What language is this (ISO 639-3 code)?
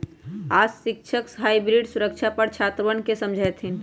mag